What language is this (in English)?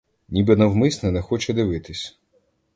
Ukrainian